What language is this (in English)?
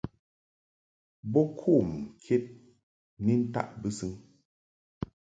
Mungaka